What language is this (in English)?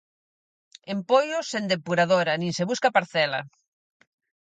Galician